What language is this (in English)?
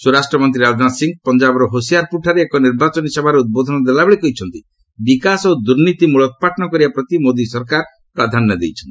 Odia